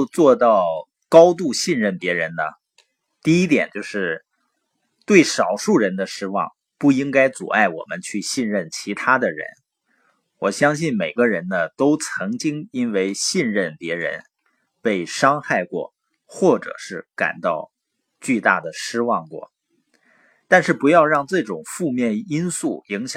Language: Chinese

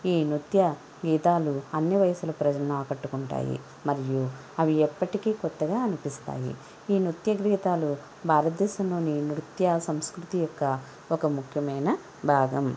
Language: Telugu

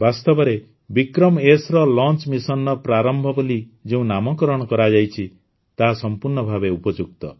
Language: Odia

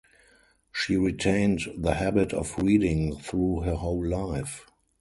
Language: English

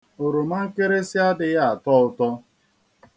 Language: Igbo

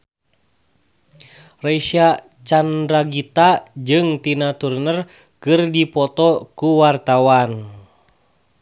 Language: Sundanese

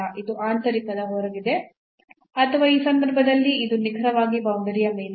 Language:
Kannada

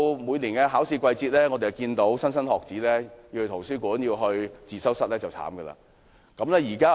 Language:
Cantonese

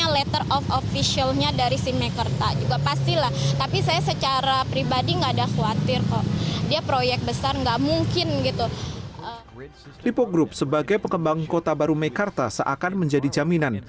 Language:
Indonesian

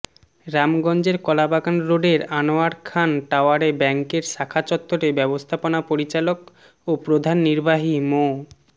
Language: Bangla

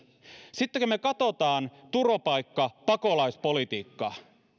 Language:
Finnish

